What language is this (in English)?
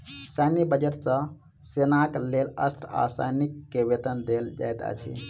Maithili